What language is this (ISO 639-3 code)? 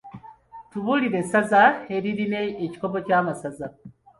lug